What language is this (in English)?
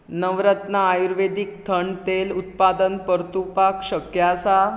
Konkani